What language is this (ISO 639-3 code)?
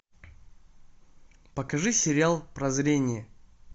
rus